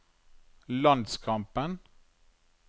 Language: Norwegian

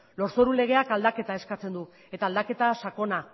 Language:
Basque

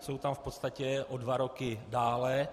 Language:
Czech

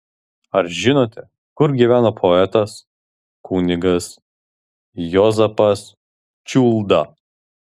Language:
Lithuanian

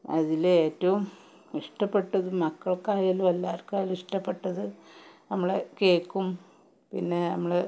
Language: Malayalam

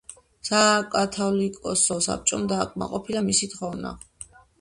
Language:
Georgian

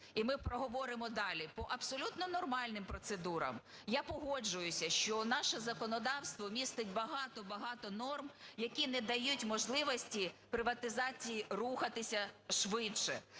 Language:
Ukrainian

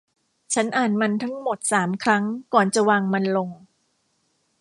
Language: Thai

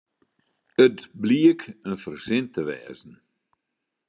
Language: Western Frisian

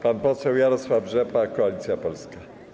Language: Polish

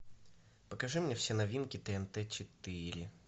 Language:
Russian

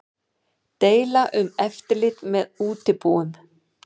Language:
Icelandic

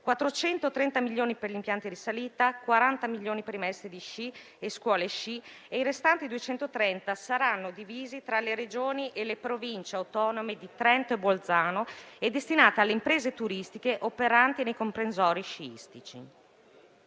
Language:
Italian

